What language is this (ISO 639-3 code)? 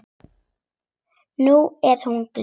isl